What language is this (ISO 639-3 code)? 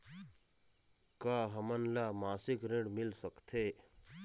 hne